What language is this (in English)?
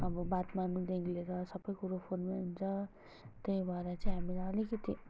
Nepali